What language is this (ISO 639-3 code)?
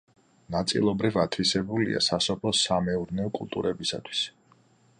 kat